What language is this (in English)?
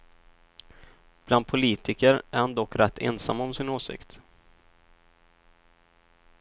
Swedish